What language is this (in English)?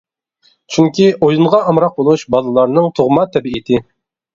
Uyghur